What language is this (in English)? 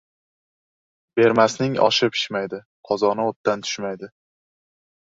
Uzbek